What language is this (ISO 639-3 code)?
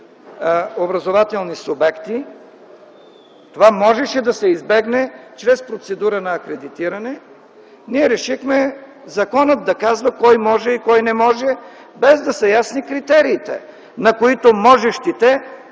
bul